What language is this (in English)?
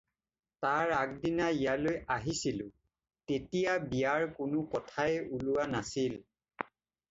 Assamese